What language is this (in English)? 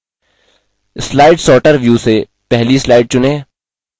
Hindi